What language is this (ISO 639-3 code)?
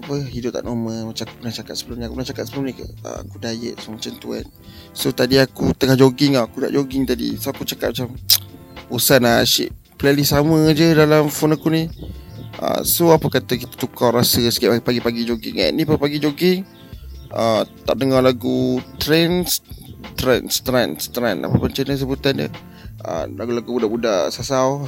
msa